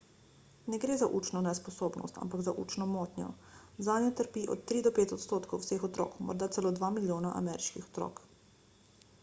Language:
Slovenian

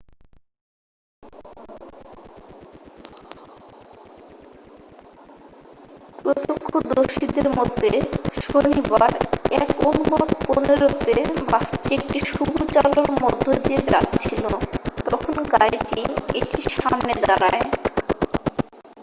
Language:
Bangla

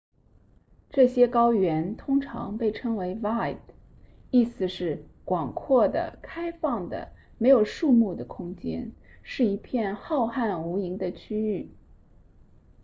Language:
Chinese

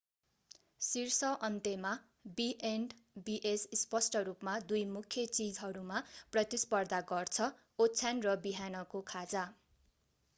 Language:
Nepali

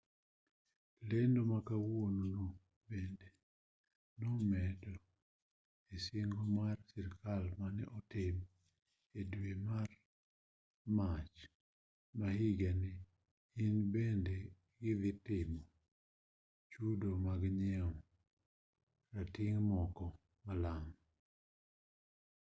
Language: Luo (Kenya and Tanzania)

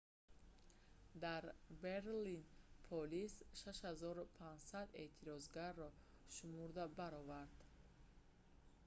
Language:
Tajik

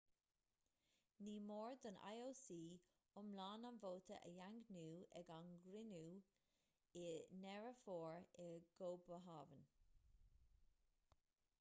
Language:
Irish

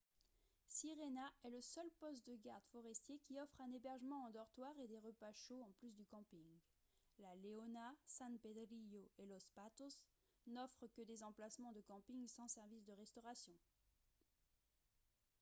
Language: French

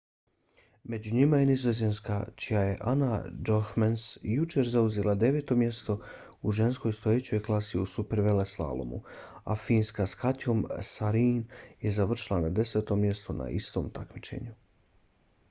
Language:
Bosnian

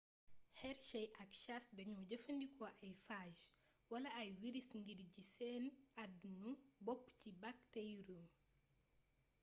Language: Wolof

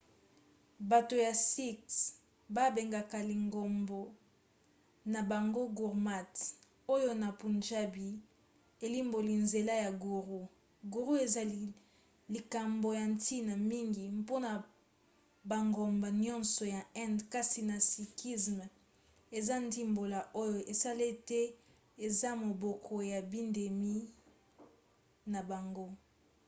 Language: Lingala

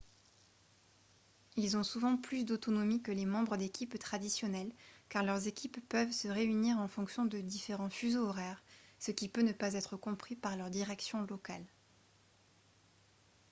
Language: French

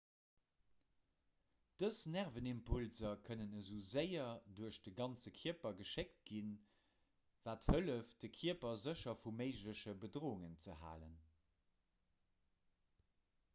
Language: Luxembourgish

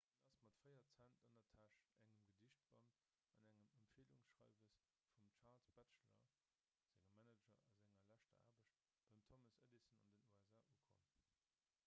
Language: Luxembourgish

